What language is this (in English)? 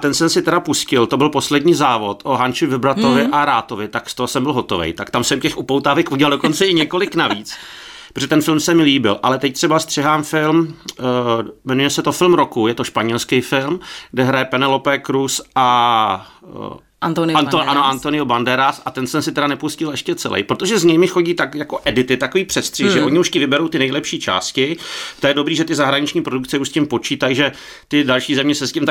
Czech